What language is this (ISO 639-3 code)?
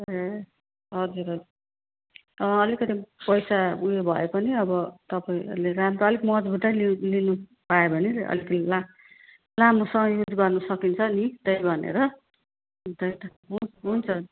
nep